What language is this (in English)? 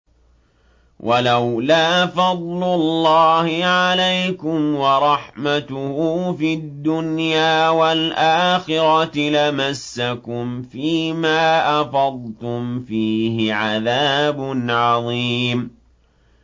Arabic